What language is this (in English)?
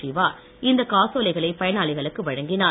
Tamil